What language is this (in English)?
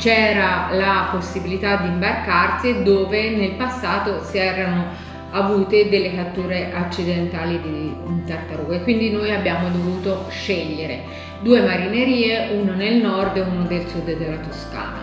Italian